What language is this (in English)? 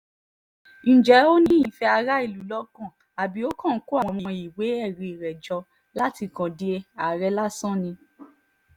Yoruba